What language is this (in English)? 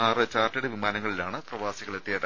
Malayalam